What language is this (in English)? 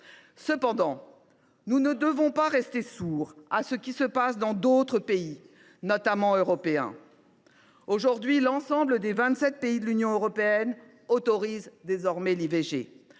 French